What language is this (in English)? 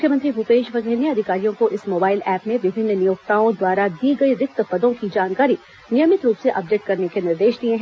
Hindi